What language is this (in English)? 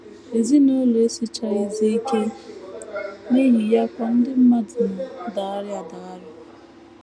Igbo